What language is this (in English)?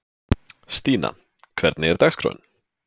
Icelandic